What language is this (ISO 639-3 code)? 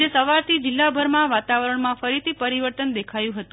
guj